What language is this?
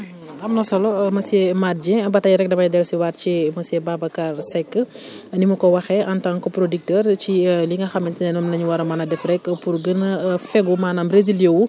Wolof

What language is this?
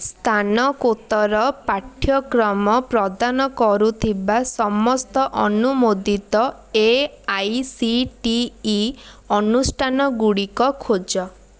Odia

